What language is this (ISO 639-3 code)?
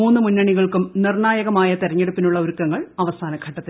mal